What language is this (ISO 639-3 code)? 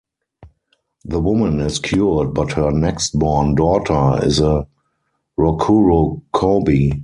eng